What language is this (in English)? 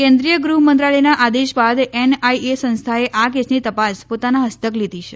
Gujarati